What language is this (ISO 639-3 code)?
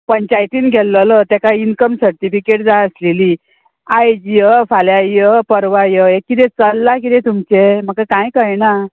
kok